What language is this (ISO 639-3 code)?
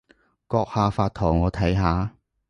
yue